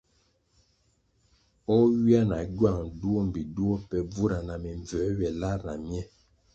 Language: Kwasio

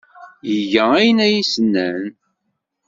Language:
Kabyle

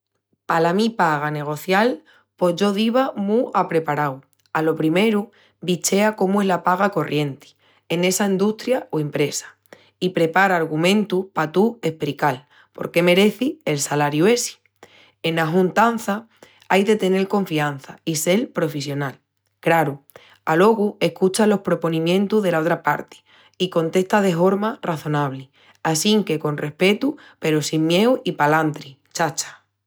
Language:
Extremaduran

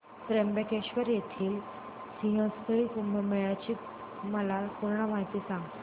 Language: Marathi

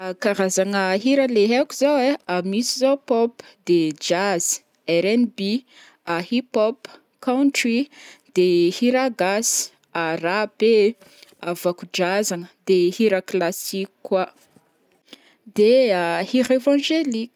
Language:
Northern Betsimisaraka Malagasy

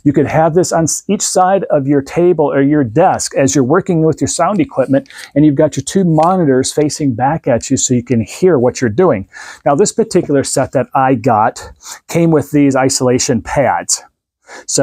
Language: English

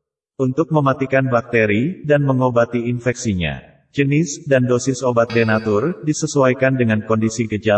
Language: Indonesian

